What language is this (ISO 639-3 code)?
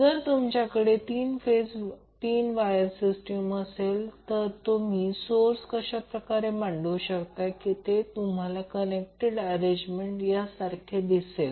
mar